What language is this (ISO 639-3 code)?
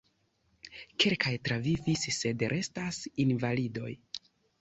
epo